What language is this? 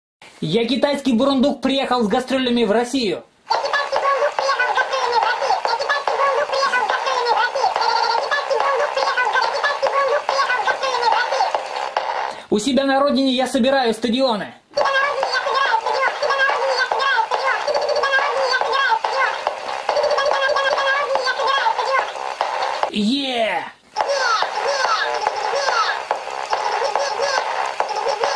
Russian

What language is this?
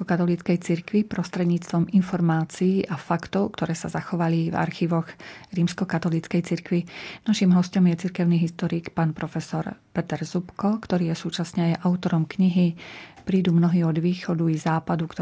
Slovak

